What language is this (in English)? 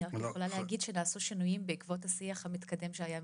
Hebrew